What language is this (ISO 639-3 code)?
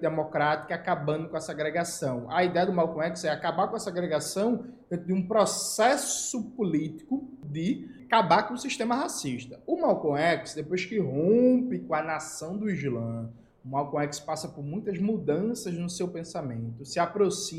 por